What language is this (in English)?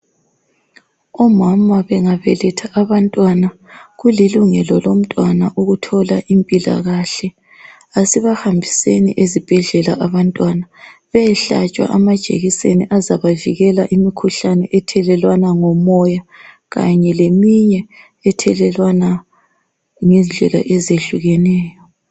North Ndebele